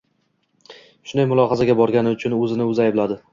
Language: Uzbek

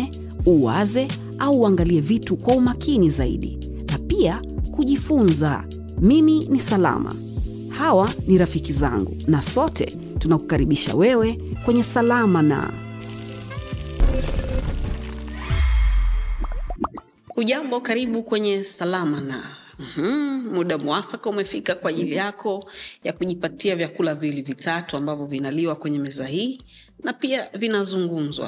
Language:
Swahili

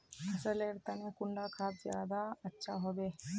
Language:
Magahi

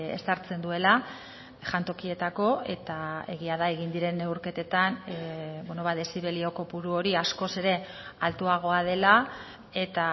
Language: Basque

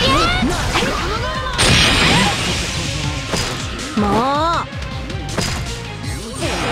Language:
Japanese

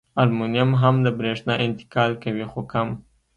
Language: Pashto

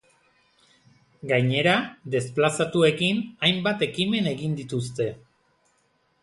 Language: Basque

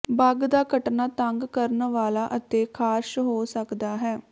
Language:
Punjabi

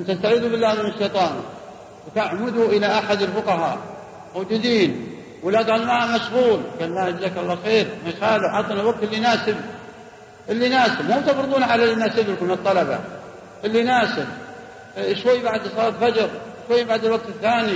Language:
Arabic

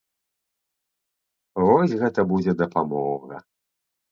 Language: Belarusian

